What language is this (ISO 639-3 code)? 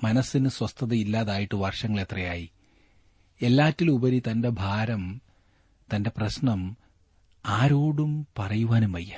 mal